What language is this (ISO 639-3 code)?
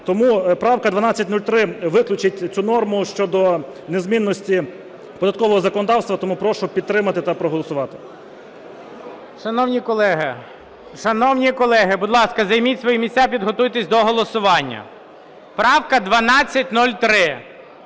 ukr